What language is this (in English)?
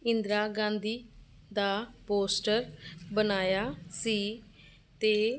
Punjabi